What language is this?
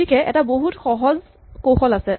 Assamese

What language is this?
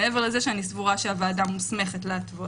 Hebrew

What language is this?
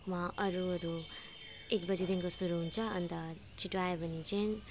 Nepali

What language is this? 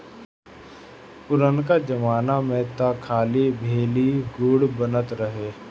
Bhojpuri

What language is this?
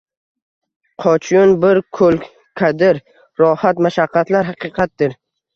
Uzbek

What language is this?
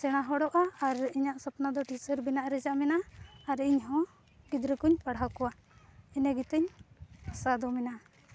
Santali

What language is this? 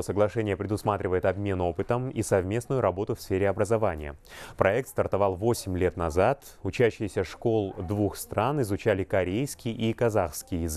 Russian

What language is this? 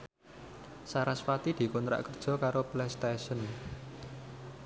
Javanese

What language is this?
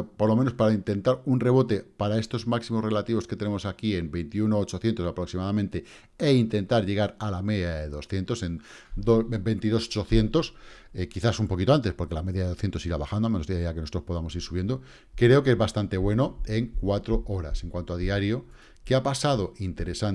Spanish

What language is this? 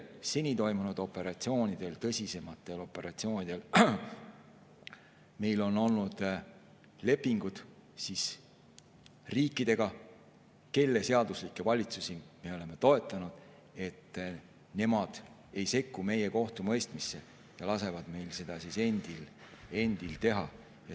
Estonian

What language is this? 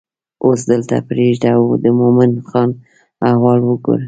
Pashto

